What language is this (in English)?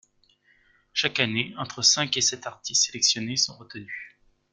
French